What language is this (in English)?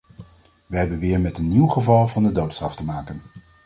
Dutch